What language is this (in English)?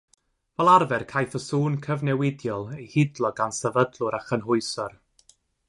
Welsh